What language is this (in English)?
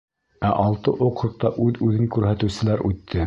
Bashkir